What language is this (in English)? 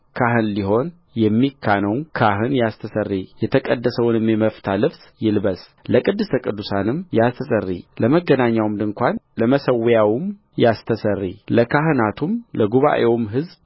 Amharic